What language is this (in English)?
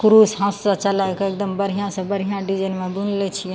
Maithili